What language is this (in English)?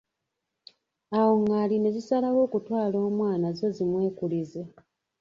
Ganda